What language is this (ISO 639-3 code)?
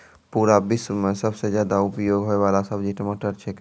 mai